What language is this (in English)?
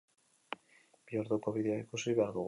Basque